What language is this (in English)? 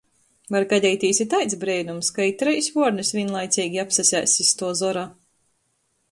Latgalian